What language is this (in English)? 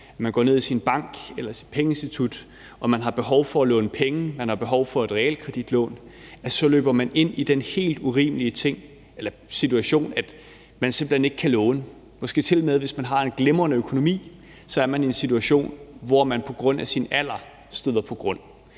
Danish